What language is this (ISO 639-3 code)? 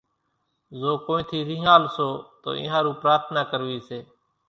gjk